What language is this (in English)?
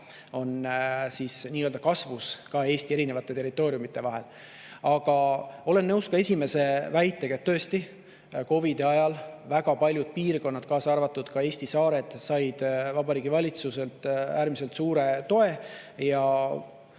Estonian